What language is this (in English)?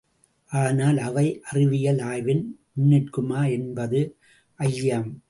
Tamil